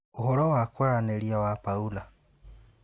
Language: Kikuyu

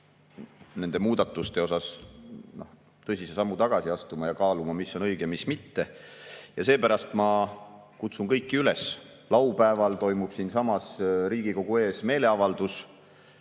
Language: Estonian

